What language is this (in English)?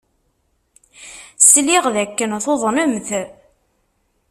Kabyle